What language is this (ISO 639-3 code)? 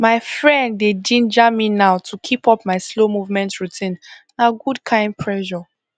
pcm